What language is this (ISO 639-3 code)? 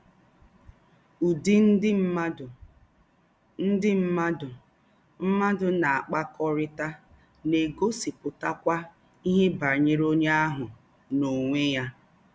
ibo